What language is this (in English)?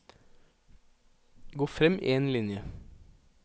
Norwegian